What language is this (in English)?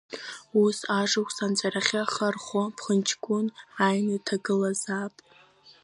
Abkhazian